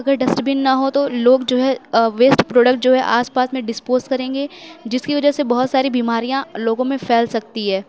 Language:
Urdu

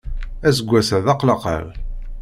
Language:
Kabyle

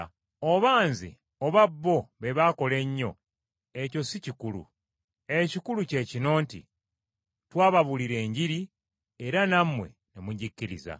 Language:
Ganda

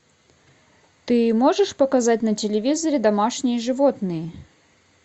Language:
Russian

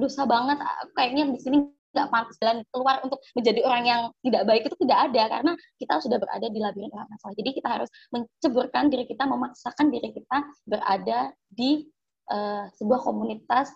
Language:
Indonesian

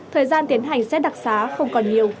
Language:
Vietnamese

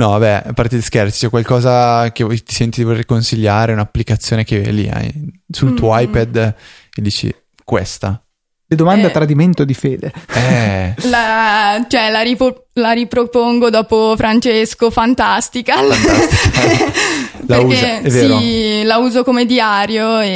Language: Italian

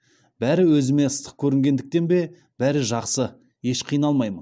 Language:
Kazakh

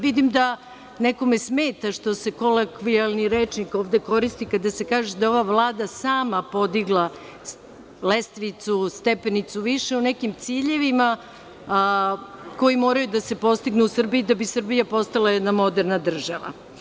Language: Serbian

